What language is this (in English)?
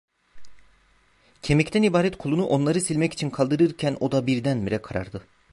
Turkish